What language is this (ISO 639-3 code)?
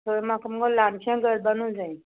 kok